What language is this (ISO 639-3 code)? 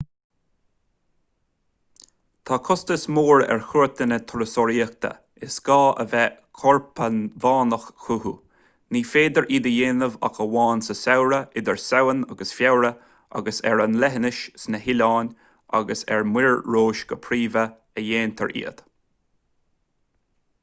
gle